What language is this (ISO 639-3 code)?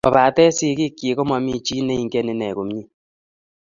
kln